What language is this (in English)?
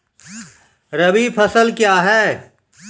Maithili